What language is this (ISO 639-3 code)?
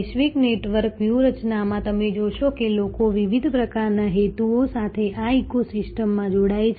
guj